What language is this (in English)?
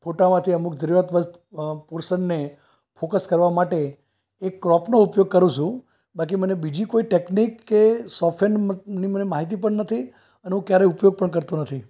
Gujarati